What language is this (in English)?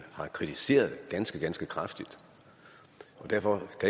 Danish